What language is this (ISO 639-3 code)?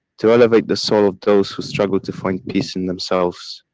eng